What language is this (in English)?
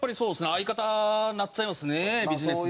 Japanese